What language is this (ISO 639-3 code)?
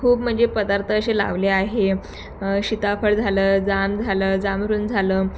mar